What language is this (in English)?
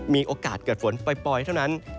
Thai